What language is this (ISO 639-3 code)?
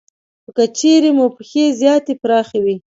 pus